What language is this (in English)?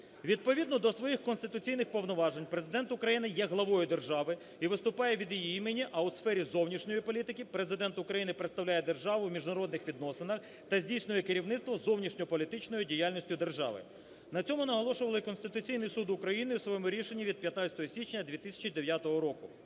Ukrainian